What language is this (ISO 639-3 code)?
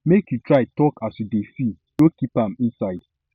pcm